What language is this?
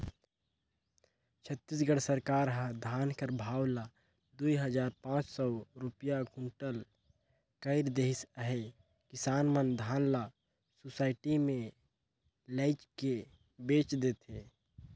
Chhattisgarhi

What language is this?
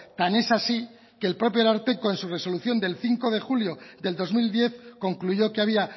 Spanish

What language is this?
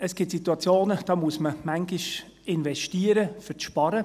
Swiss German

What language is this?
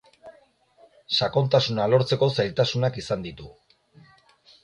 Basque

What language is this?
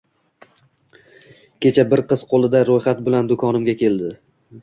Uzbek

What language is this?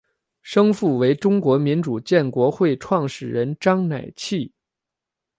Chinese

